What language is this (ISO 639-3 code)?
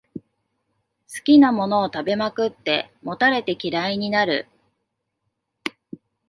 jpn